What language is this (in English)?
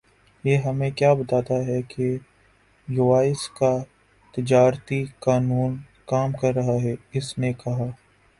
Urdu